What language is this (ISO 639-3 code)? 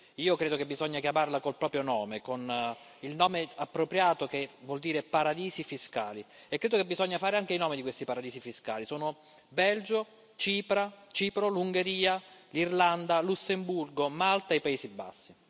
ita